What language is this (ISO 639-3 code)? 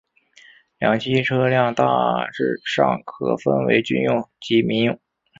zho